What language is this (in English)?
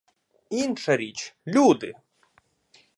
Ukrainian